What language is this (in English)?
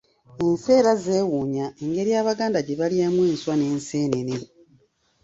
Ganda